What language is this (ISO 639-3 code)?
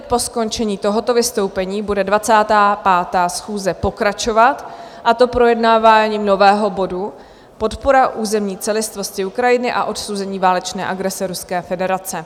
ces